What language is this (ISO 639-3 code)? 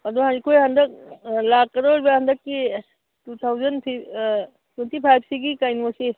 mni